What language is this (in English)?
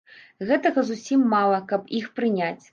Belarusian